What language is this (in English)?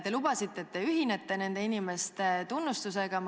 Estonian